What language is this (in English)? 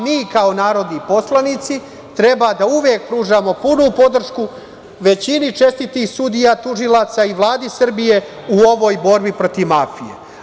Serbian